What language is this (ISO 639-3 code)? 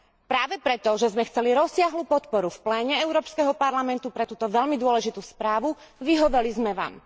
slk